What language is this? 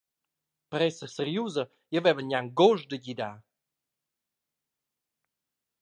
Romansh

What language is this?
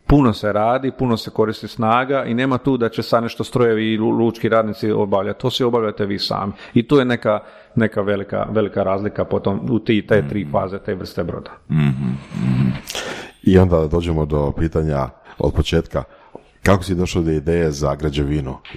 Croatian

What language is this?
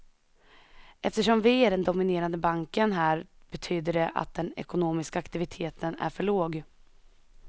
Swedish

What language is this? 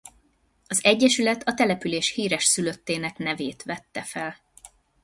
Hungarian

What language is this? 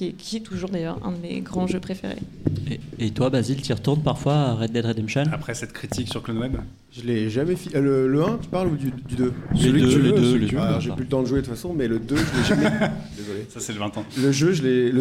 French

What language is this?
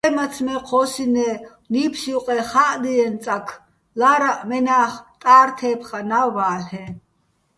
Bats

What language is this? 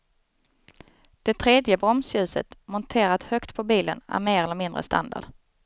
Swedish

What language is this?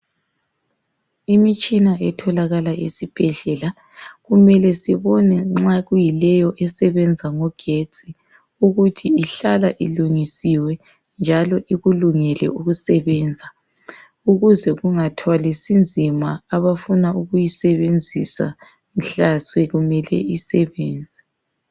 North Ndebele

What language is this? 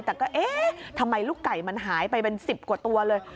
Thai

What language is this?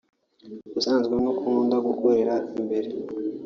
Kinyarwanda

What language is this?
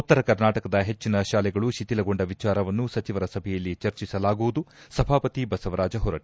Kannada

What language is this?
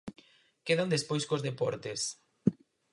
Galician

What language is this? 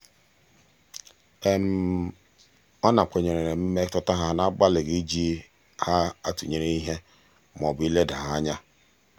Igbo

